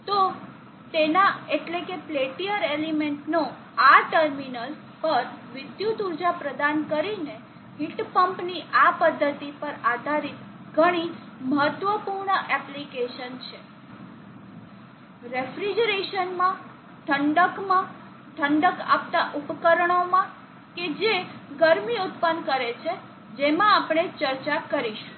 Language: Gujarati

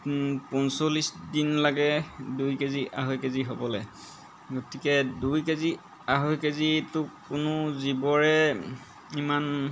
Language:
Assamese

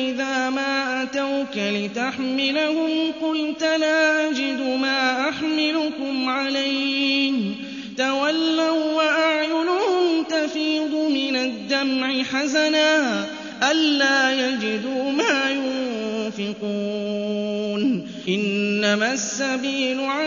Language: Arabic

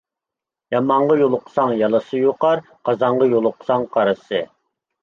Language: Uyghur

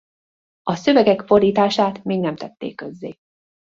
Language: Hungarian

